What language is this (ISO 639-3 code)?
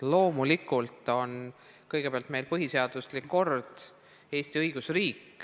est